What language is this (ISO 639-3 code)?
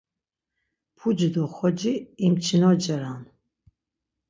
lzz